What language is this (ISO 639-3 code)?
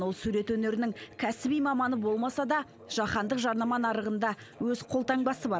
kaz